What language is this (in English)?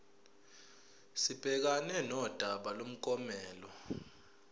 Zulu